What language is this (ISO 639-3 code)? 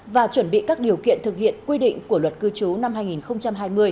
vie